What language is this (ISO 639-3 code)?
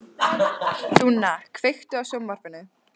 isl